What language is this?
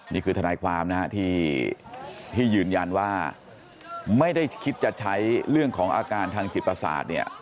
Thai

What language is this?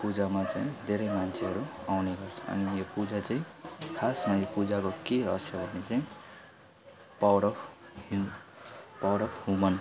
Nepali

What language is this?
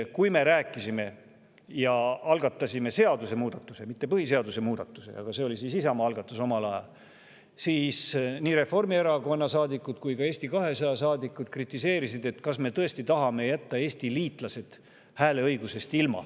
Estonian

